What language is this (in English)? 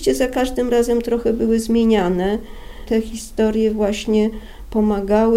Polish